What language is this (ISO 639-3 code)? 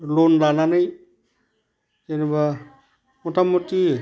brx